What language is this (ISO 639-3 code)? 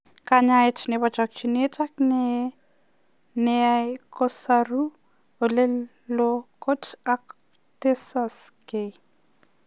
kln